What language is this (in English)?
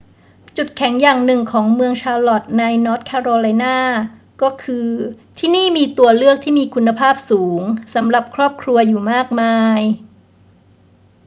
Thai